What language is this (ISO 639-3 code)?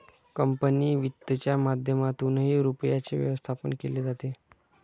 mar